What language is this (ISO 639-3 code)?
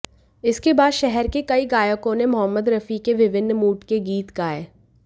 hin